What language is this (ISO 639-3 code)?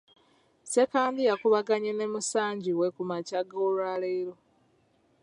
lug